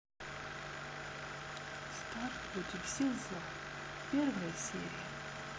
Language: Russian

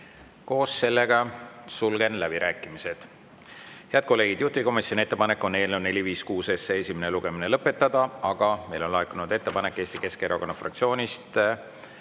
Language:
Estonian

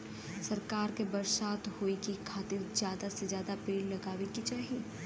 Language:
Bhojpuri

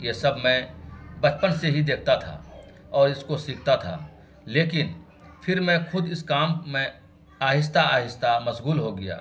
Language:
Urdu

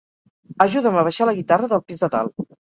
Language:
Catalan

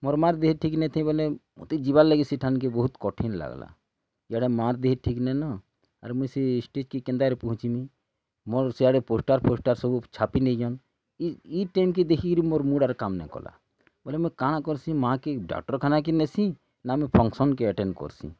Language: Odia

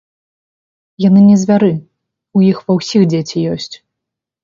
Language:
Belarusian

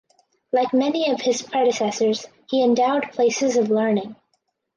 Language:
English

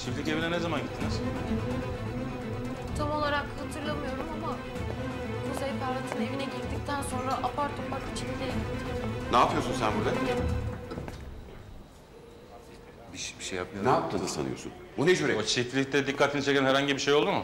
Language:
Turkish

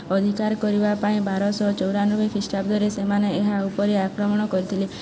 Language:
Odia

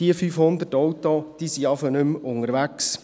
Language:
Swiss German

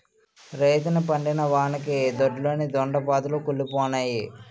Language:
Telugu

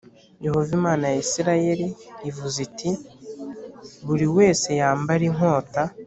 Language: Kinyarwanda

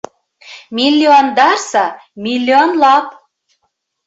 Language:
Bashkir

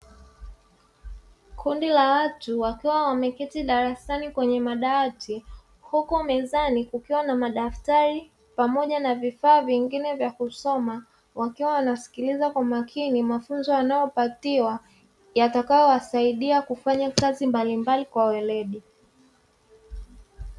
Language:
Swahili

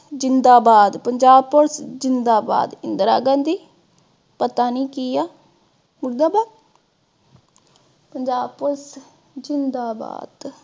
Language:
Punjabi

